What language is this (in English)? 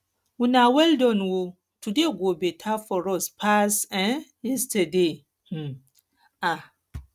Nigerian Pidgin